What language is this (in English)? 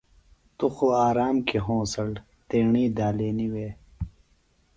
Phalura